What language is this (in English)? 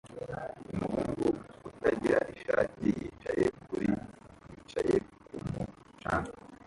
Kinyarwanda